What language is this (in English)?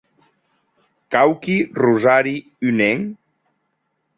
Occitan